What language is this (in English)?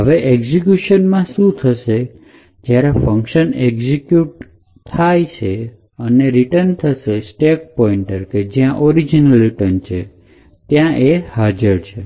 Gujarati